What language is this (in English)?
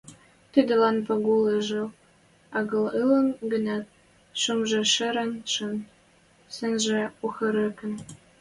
Western Mari